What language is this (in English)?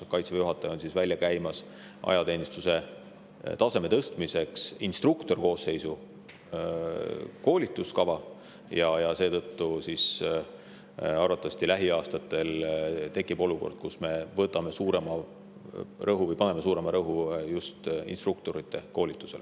Estonian